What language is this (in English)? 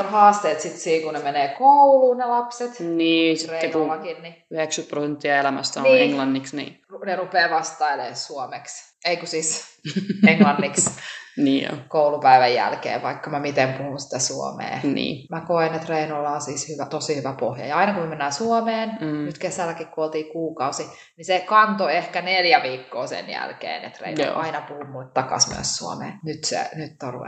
Finnish